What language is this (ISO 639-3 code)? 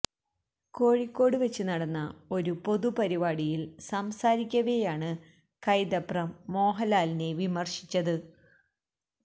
mal